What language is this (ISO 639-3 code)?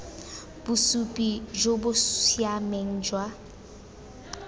tsn